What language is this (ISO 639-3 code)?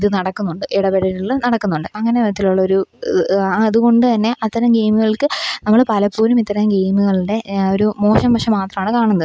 mal